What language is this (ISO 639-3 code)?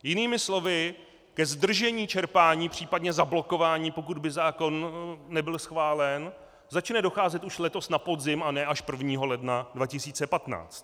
ces